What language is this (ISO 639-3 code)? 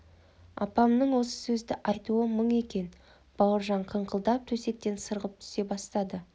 kaz